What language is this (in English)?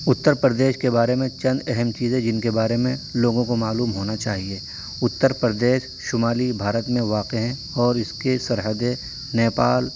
Urdu